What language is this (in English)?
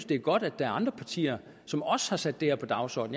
Danish